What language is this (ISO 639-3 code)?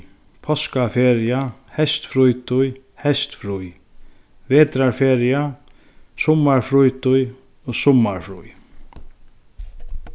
fao